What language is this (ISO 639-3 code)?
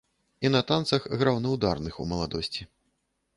bel